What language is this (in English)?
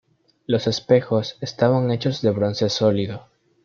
Spanish